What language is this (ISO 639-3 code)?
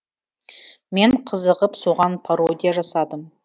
kaz